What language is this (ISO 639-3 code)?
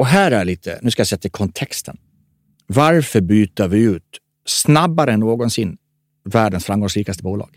swe